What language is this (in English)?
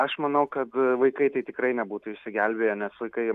Lithuanian